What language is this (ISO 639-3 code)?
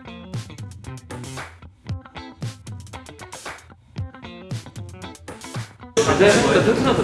kor